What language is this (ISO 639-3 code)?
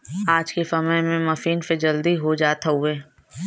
bho